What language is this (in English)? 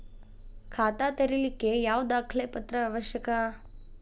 Kannada